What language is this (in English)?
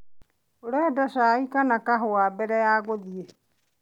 Kikuyu